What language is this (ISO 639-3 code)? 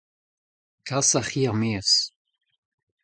bre